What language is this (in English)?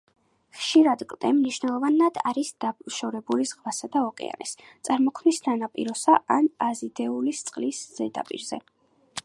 Georgian